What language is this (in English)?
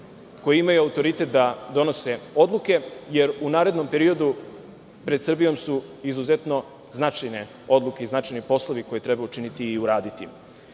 Serbian